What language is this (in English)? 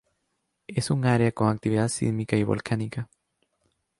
Spanish